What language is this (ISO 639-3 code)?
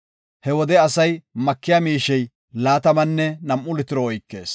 gof